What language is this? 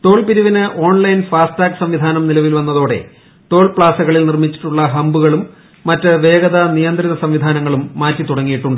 Malayalam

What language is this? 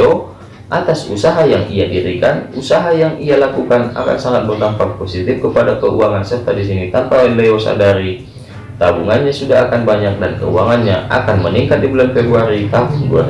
Indonesian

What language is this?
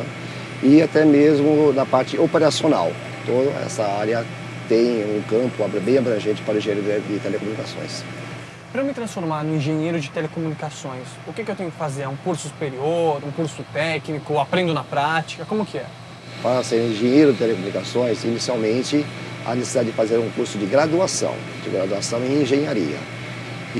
Portuguese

